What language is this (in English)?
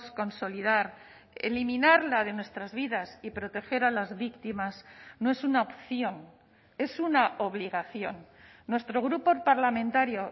Spanish